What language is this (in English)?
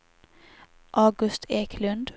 Swedish